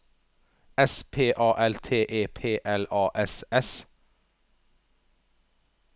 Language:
Norwegian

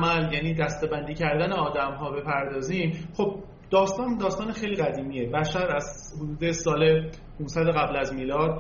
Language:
Persian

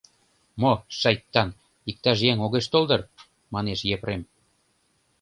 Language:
Mari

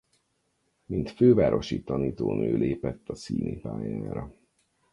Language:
Hungarian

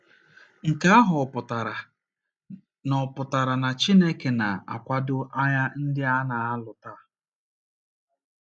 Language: Igbo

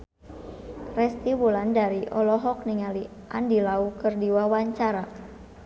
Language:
Sundanese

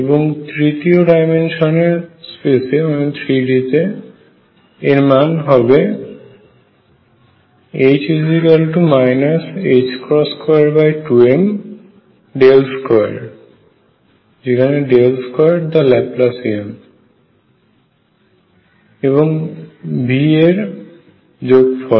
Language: Bangla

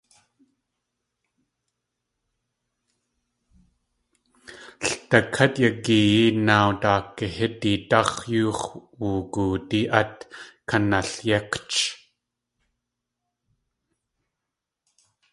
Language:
Tlingit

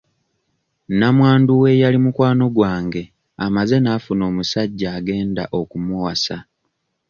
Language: Ganda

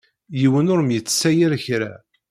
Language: Kabyle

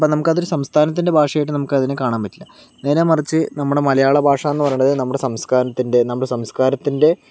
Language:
Malayalam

